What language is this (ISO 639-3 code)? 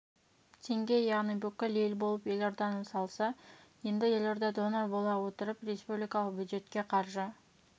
kaz